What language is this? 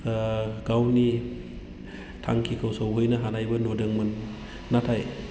Bodo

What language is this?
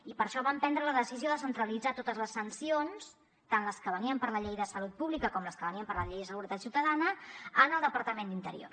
Catalan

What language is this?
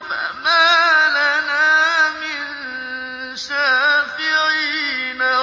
Arabic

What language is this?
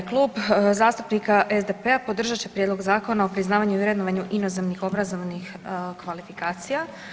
Croatian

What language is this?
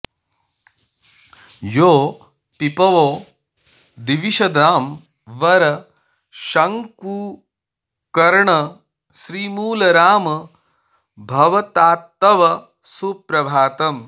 Sanskrit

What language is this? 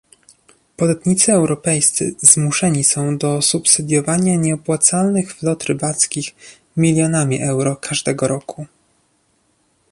Polish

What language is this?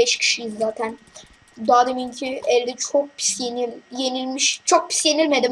Turkish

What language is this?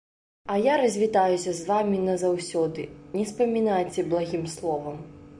Belarusian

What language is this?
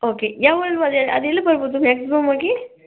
Kannada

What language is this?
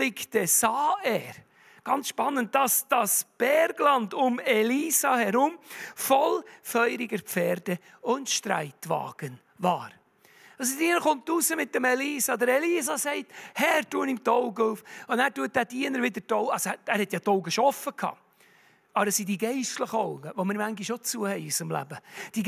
German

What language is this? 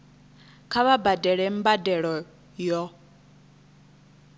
Venda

